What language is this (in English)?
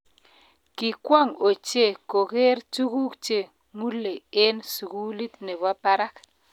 Kalenjin